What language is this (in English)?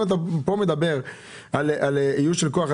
Hebrew